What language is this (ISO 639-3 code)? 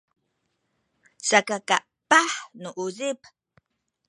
szy